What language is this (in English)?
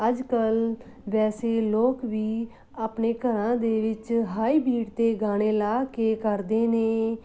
Punjabi